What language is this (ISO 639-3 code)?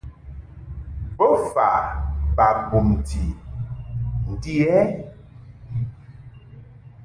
mhk